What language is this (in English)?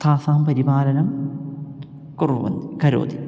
Sanskrit